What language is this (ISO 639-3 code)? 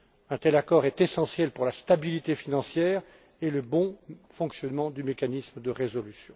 fra